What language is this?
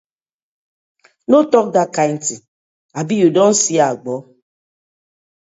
Nigerian Pidgin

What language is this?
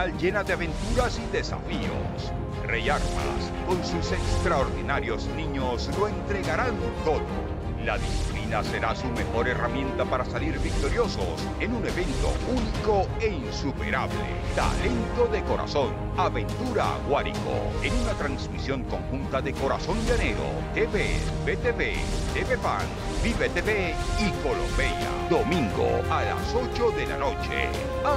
Spanish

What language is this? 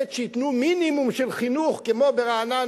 Hebrew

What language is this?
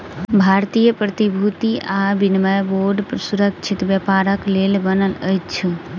Maithili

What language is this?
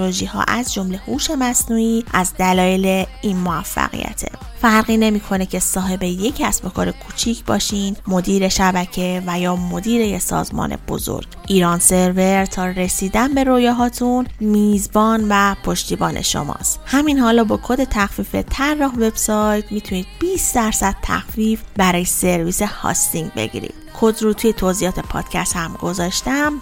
Persian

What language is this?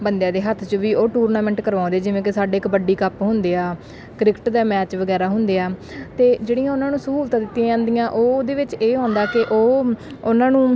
Punjabi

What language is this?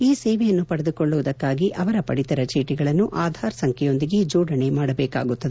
Kannada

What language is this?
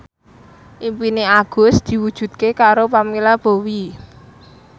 Javanese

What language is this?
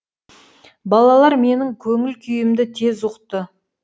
Kazakh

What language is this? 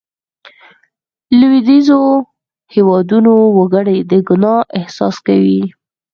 Pashto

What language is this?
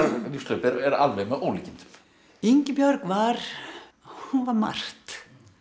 Icelandic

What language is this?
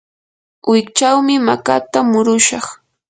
Yanahuanca Pasco Quechua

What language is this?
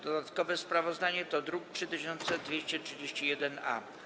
Polish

